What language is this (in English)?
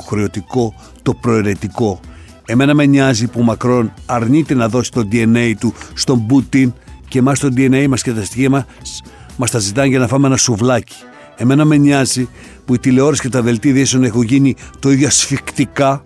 Greek